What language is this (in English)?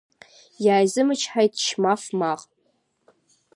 Abkhazian